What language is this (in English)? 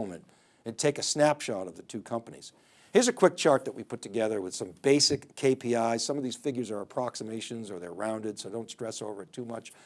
English